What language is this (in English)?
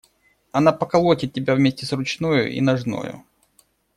Russian